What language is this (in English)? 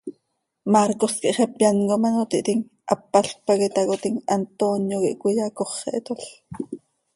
Seri